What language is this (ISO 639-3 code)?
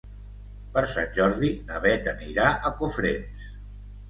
cat